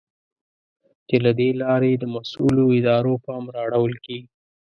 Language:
Pashto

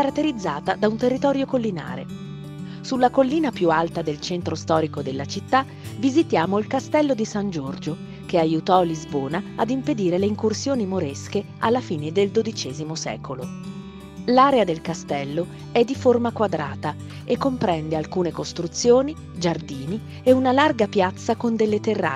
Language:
Italian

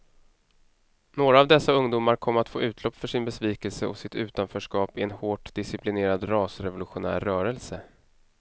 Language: Swedish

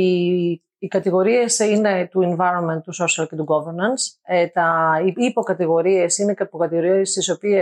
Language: Greek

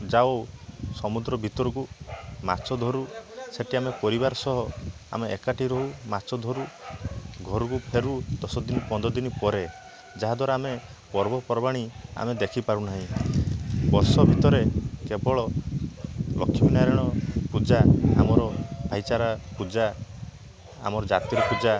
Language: Odia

